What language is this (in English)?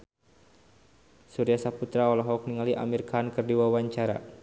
Sundanese